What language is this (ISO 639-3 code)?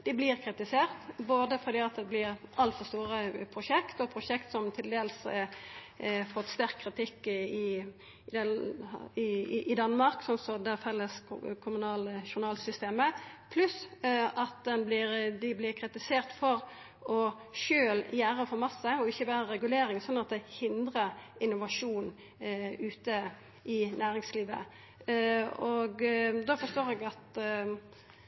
nno